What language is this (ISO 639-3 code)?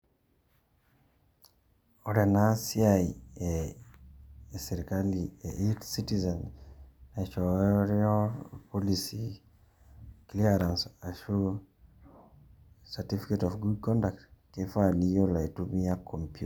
mas